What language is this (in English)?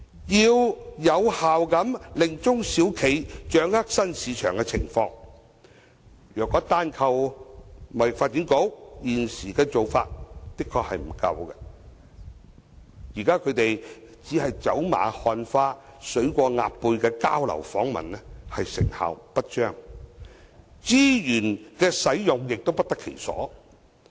Cantonese